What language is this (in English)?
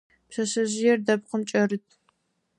Adyghe